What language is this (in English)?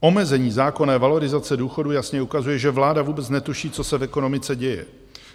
Czech